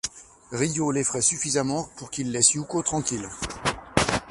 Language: French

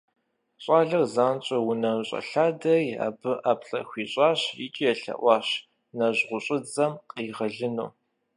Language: Kabardian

